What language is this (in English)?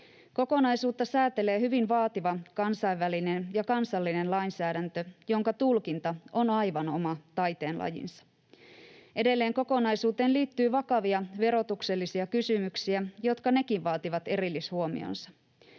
Finnish